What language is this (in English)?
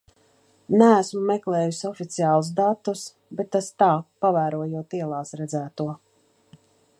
Latvian